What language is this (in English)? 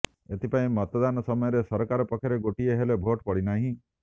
Odia